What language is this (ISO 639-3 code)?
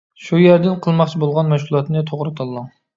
uig